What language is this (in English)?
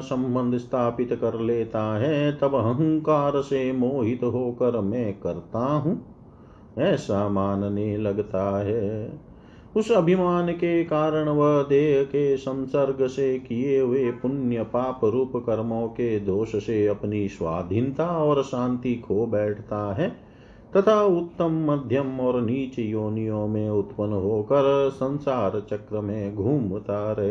Hindi